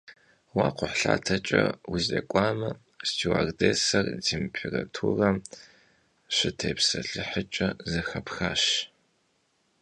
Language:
Kabardian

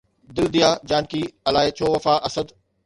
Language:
Sindhi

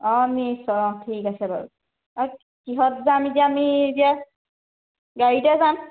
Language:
Assamese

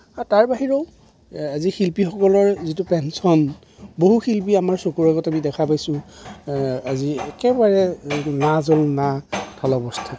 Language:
Assamese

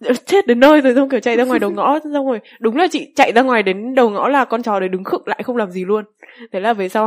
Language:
Vietnamese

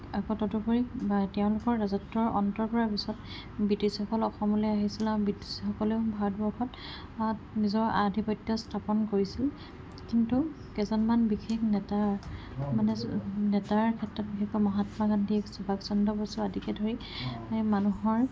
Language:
Assamese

